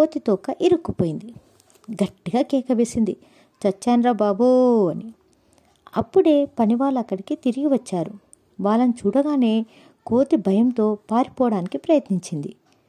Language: Telugu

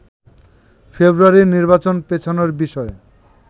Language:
Bangla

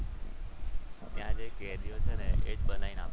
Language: Gujarati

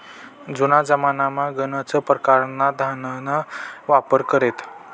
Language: Marathi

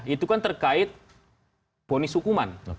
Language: Indonesian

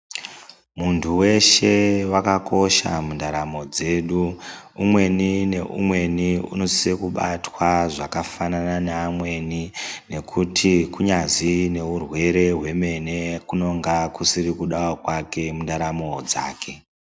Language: Ndau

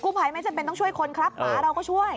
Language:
Thai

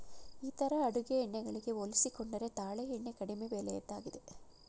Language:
Kannada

